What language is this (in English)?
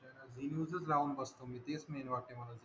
Marathi